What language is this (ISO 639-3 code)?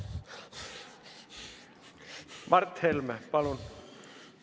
est